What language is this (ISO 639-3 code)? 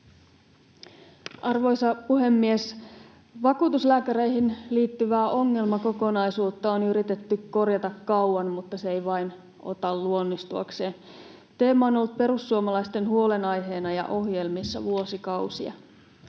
fin